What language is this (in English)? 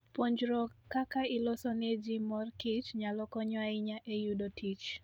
Luo (Kenya and Tanzania)